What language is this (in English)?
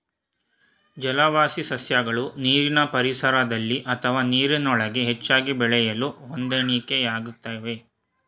Kannada